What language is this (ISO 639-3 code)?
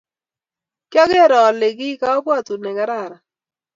kln